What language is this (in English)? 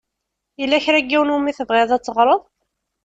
Kabyle